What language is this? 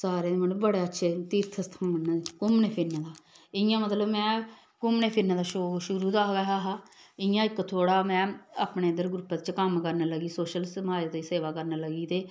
Dogri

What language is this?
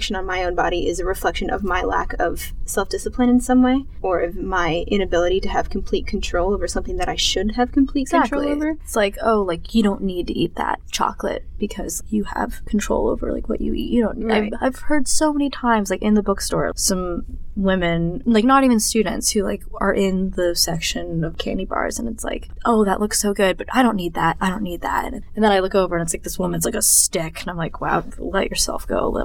English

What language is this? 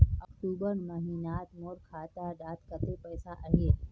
Magahi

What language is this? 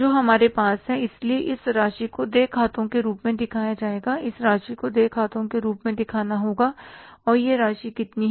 Hindi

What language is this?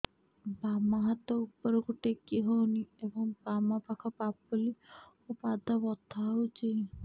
Odia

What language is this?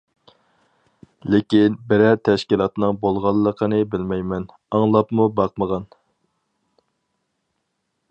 Uyghur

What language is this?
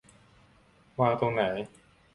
Thai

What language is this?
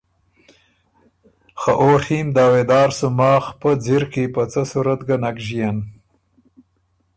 Ormuri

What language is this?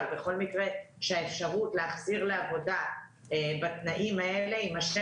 Hebrew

